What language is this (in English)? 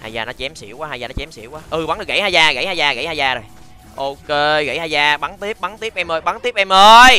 Vietnamese